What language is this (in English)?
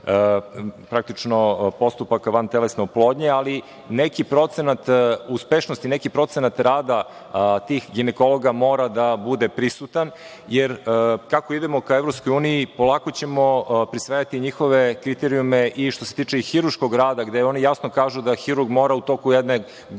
Serbian